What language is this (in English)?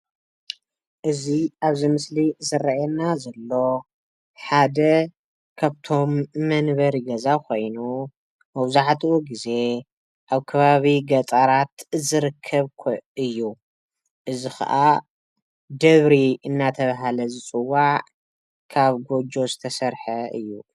Tigrinya